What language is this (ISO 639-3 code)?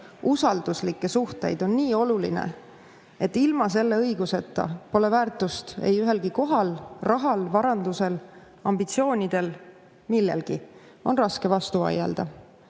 est